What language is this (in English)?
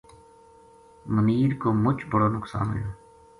Gujari